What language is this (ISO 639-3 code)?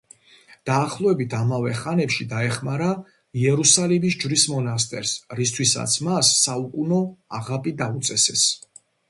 kat